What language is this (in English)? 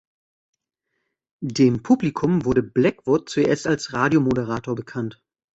German